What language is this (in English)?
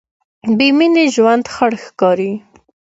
Pashto